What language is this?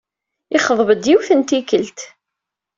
Kabyle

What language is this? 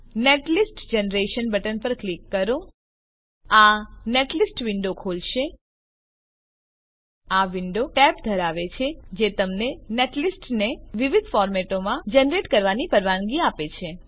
Gujarati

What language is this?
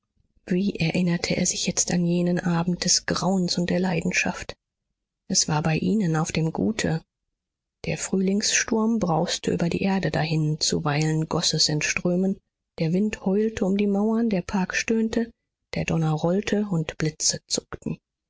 German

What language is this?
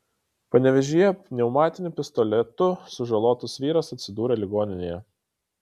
Lithuanian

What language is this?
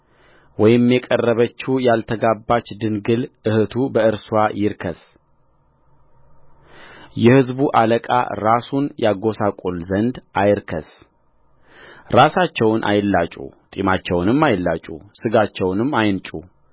Amharic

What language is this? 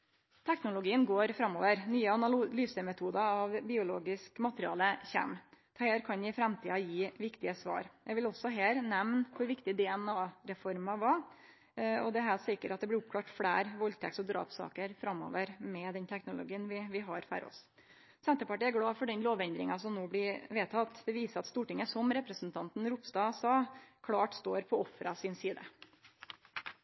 Norwegian Nynorsk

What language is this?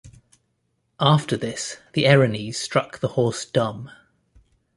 English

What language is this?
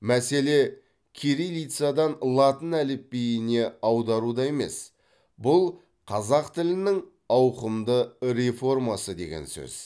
Kazakh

